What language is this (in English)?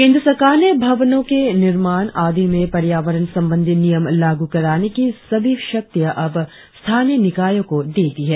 Hindi